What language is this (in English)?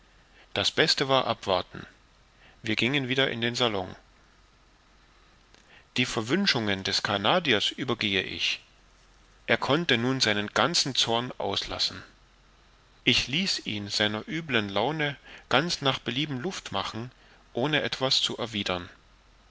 German